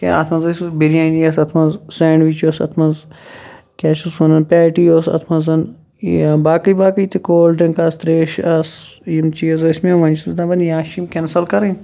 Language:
Kashmiri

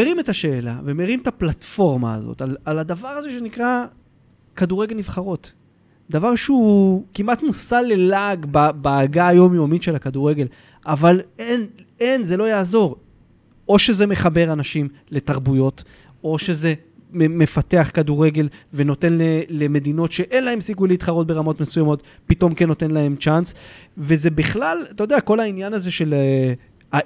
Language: Hebrew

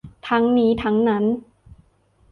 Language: Thai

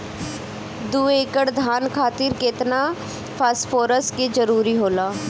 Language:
Bhojpuri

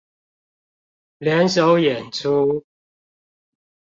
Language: Chinese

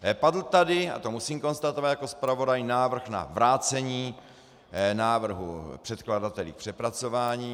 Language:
Czech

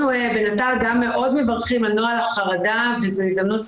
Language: Hebrew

